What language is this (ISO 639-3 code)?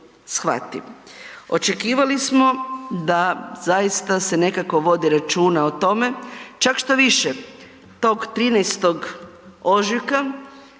hrv